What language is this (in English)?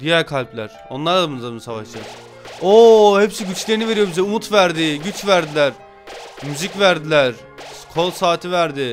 Turkish